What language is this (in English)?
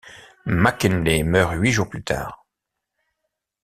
French